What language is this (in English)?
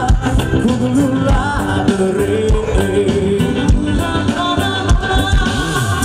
Indonesian